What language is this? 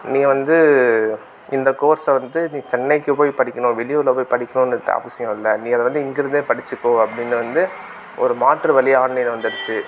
Tamil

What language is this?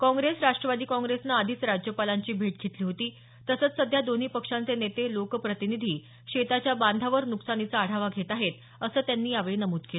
Marathi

